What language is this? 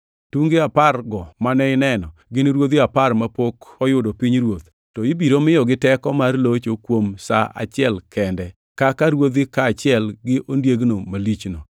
Luo (Kenya and Tanzania)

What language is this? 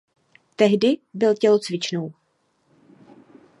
Czech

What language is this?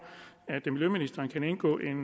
Danish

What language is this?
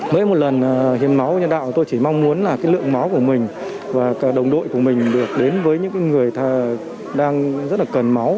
Vietnamese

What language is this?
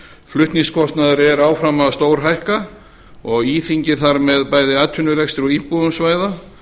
Icelandic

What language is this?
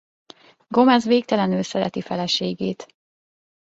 Hungarian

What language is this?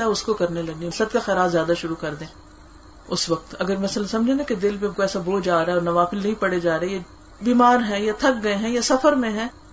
Urdu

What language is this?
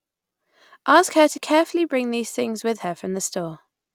English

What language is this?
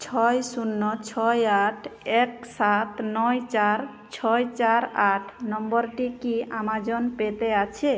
Bangla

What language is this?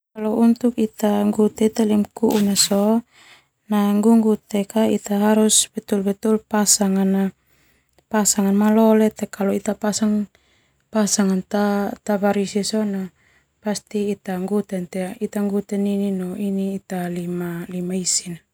Termanu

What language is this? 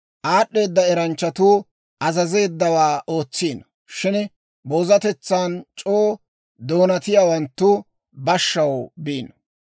Dawro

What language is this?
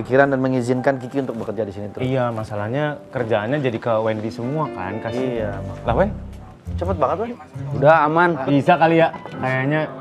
Indonesian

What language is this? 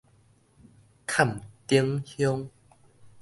Min Nan Chinese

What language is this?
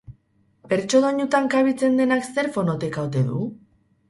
Basque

